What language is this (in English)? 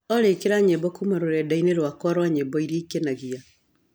Kikuyu